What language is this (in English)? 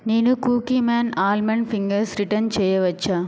Telugu